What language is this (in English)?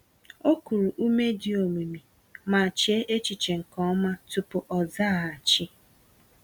Igbo